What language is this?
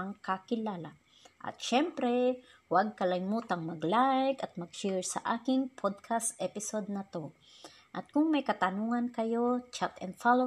Filipino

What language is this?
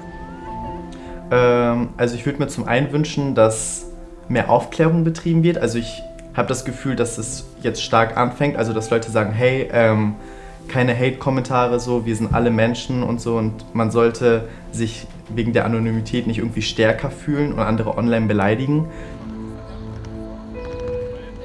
German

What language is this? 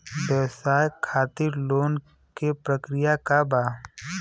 Bhojpuri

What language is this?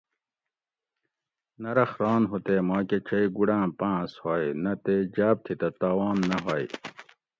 Gawri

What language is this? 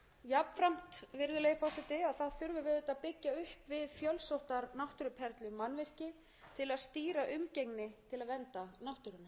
Icelandic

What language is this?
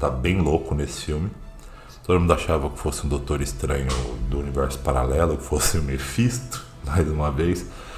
Portuguese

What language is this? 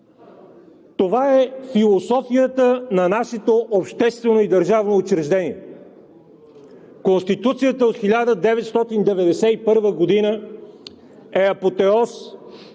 Bulgarian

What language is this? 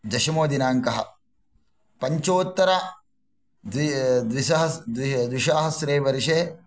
Sanskrit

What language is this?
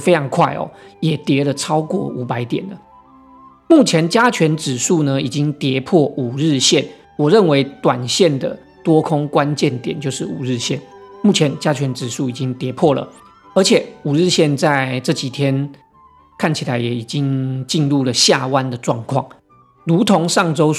Chinese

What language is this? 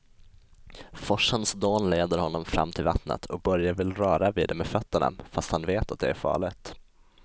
Swedish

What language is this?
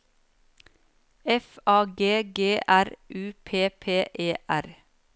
Norwegian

